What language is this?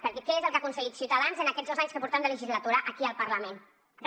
Catalan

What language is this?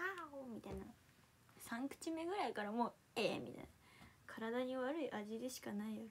Japanese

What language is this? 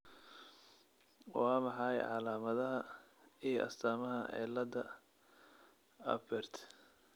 Somali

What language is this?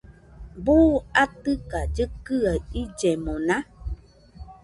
Nüpode Huitoto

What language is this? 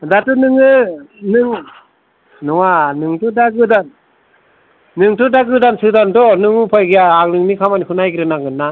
Bodo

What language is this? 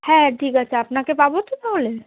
Bangla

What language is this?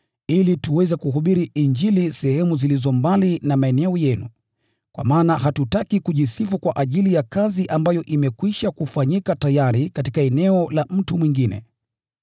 Swahili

